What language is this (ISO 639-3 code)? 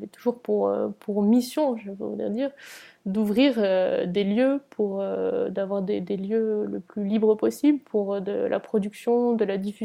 fra